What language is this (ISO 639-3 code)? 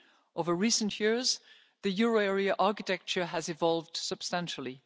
eng